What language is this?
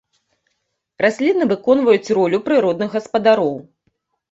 Belarusian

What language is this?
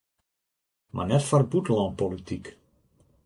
Western Frisian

